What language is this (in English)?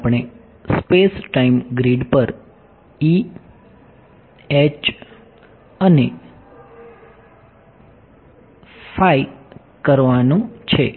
Gujarati